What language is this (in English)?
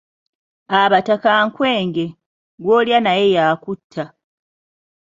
Ganda